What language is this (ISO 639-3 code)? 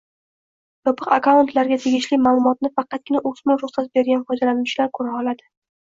uzb